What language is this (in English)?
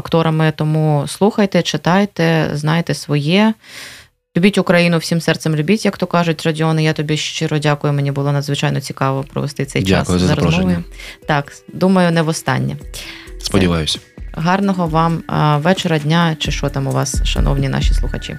Ukrainian